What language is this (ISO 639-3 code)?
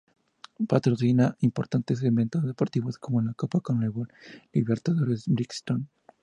spa